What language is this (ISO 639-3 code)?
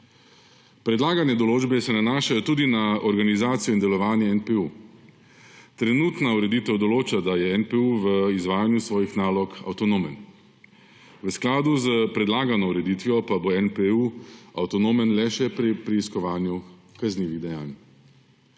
slv